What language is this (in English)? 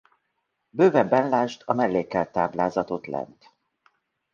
Hungarian